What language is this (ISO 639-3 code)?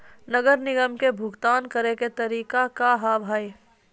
mai